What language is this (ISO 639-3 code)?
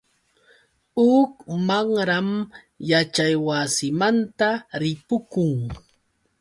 qux